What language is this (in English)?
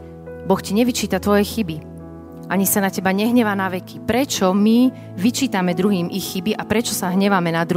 Slovak